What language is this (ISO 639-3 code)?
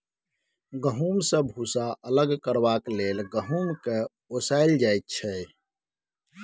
mai